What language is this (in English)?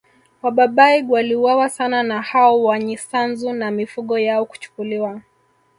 Swahili